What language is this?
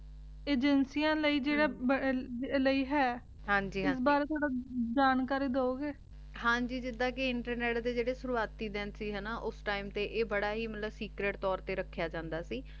Punjabi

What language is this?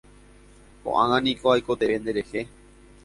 Guarani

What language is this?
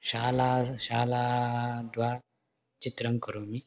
Sanskrit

